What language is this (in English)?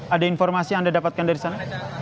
Indonesian